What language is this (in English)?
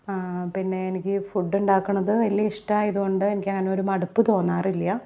Malayalam